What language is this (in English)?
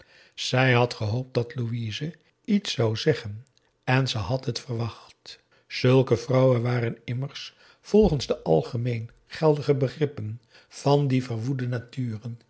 Dutch